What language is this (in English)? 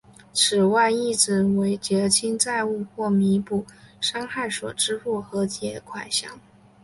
Chinese